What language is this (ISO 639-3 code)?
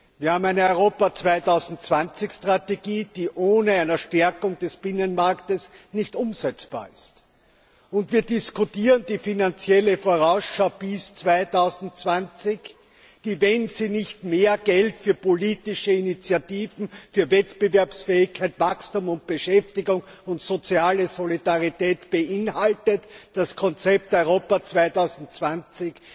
deu